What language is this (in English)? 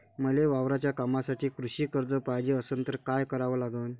Marathi